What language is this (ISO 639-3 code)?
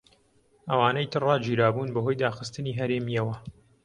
ckb